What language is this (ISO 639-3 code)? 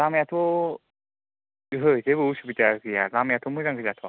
brx